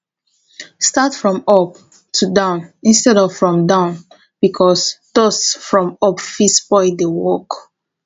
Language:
Nigerian Pidgin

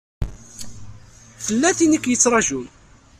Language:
Kabyle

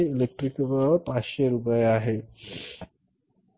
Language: Marathi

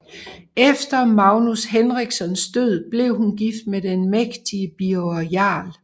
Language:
Danish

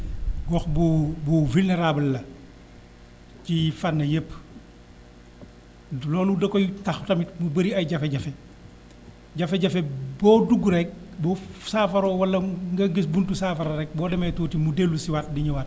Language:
Wolof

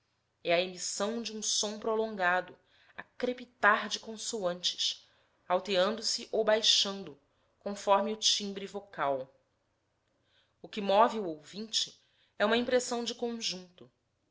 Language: Portuguese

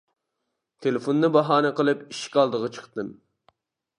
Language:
Uyghur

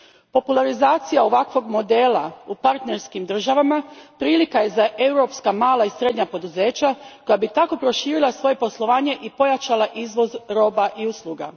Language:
Croatian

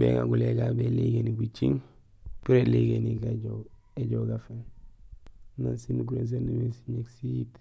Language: Gusilay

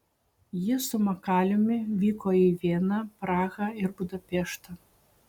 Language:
Lithuanian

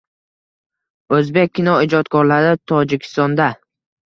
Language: Uzbek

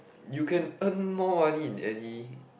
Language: English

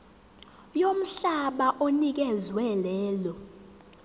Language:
Zulu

